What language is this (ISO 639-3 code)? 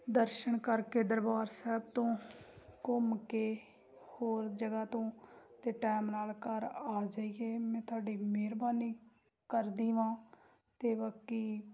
pan